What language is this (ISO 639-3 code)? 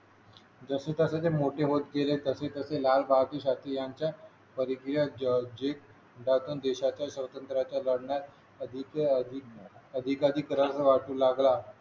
mar